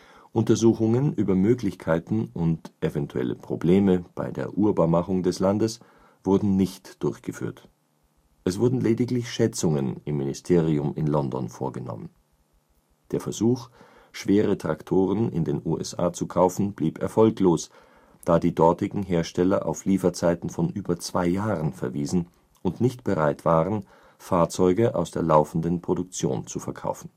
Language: German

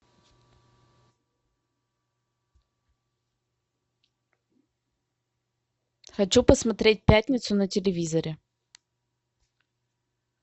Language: Russian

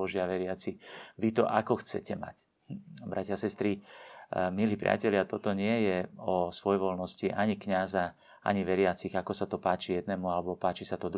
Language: Slovak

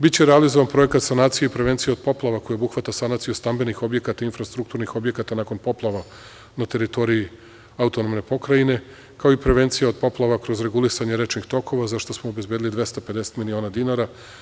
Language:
Serbian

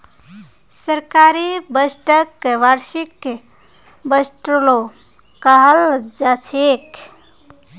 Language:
Magahi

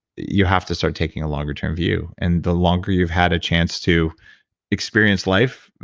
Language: English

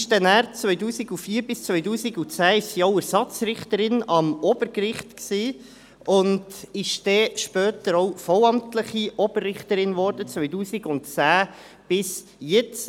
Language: Swiss German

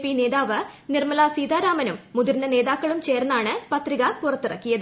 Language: Malayalam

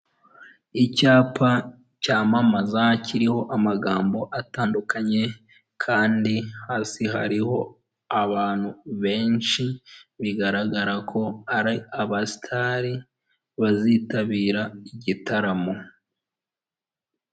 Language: Kinyarwanda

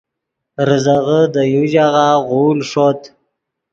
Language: Yidgha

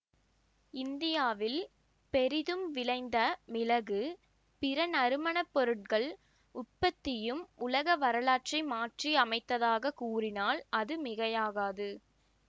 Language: Tamil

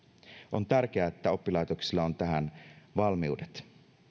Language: Finnish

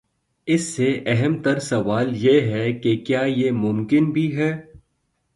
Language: Urdu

